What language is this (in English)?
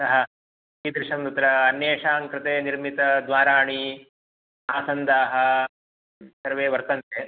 Sanskrit